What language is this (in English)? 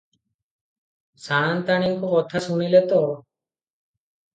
Odia